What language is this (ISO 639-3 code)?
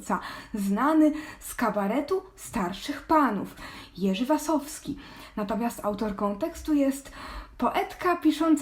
pol